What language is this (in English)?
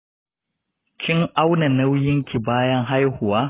Hausa